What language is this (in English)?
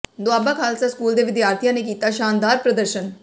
Punjabi